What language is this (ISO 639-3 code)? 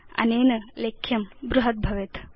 san